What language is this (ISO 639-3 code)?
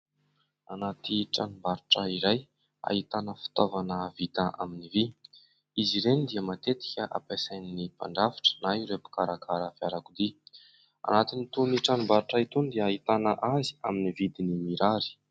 mlg